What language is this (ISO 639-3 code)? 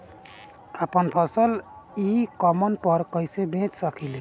bho